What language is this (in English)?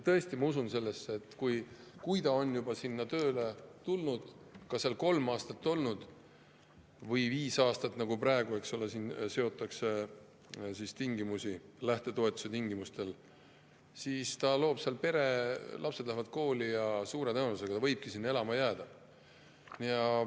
Estonian